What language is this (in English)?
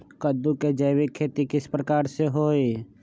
Magahi